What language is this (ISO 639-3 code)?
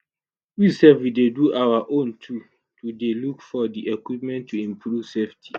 pcm